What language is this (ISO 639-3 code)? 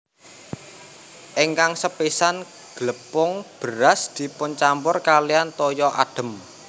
jav